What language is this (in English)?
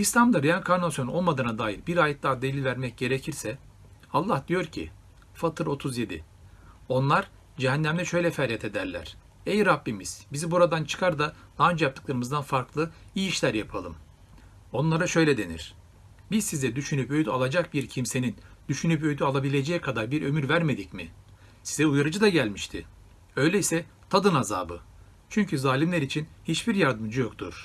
Turkish